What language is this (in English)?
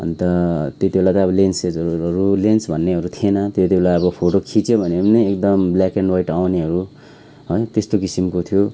Nepali